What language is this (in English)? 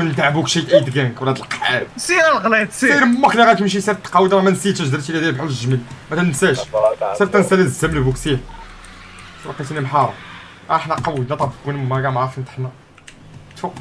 Arabic